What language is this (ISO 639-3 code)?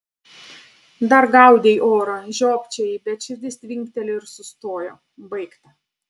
lit